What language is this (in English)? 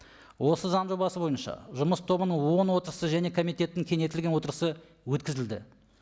Kazakh